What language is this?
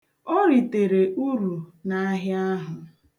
Igbo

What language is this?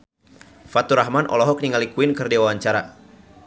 Sundanese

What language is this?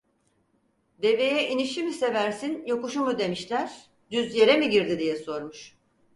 Turkish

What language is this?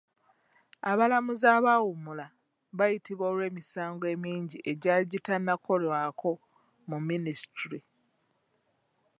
Ganda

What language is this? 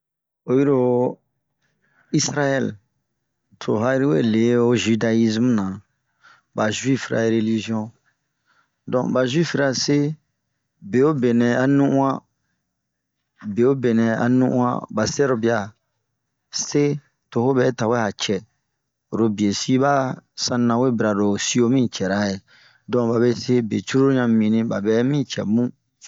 Bomu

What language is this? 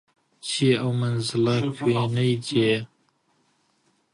Central Kurdish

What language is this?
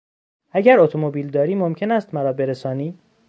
Persian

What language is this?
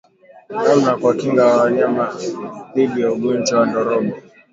Swahili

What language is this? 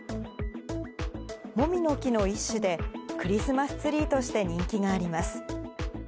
Japanese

